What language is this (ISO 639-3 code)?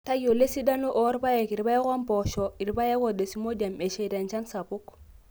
mas